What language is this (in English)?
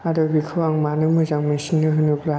Bodo